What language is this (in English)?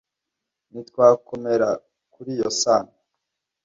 Kinyarwanda